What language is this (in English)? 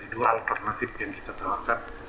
Indonesian